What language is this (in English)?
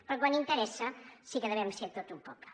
Catalan